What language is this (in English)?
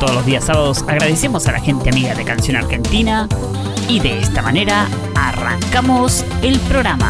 Spanish